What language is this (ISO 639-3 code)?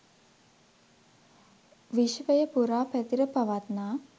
sin